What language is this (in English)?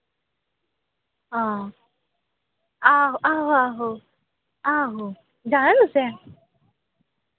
Dogri